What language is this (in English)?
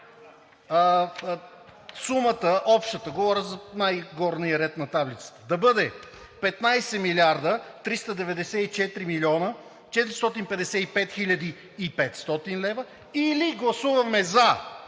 Bulgarian